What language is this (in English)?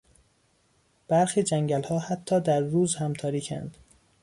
Persian